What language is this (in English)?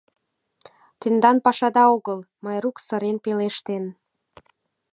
Mari